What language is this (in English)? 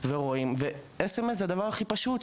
Hebrew